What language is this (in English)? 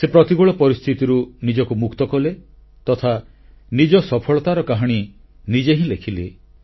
Odia